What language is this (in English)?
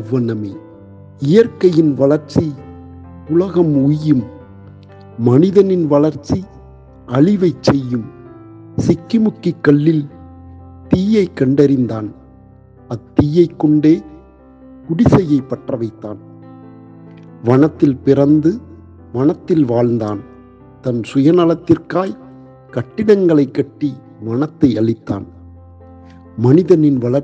Tamil